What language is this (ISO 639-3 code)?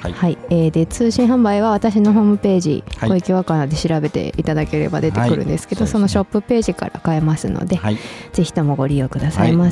jpn